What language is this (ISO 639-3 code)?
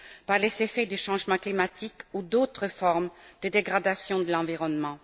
fra